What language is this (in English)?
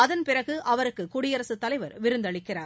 Tamil